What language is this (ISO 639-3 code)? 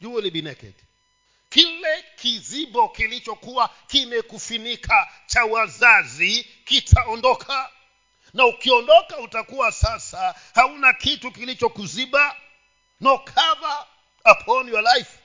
swa